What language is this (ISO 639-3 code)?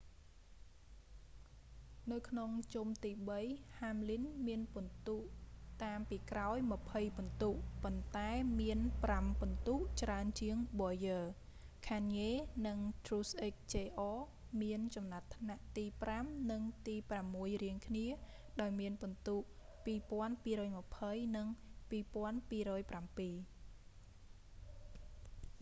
khm